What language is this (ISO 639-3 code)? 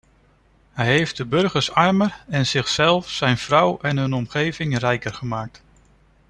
nld